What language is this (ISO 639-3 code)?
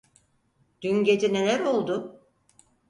tur